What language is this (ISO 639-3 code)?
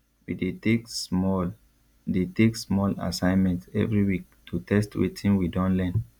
pcm